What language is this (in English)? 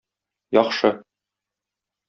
Tatar